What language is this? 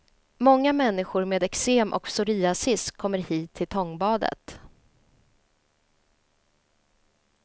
Swedish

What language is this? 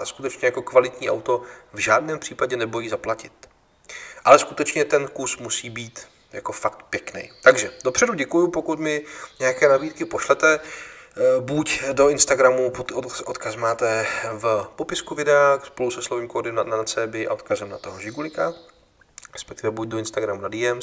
Czech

